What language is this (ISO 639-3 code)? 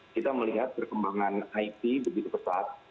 ind